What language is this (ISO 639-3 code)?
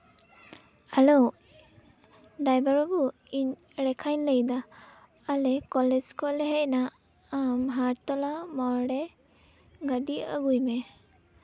sat